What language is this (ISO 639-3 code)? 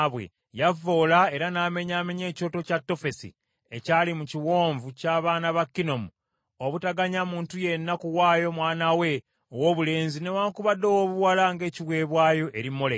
lug